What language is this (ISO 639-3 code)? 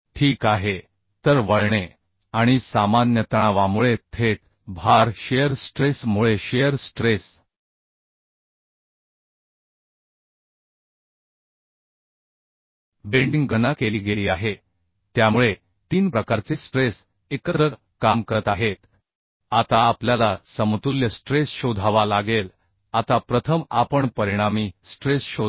mar